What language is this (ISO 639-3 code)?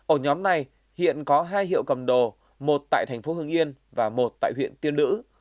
vie